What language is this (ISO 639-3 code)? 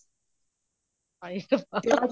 pan